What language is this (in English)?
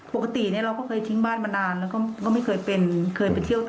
Thai